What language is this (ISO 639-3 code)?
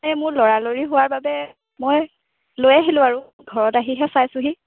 asm